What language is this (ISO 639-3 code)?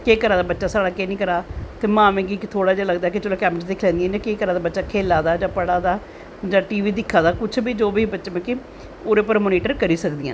doi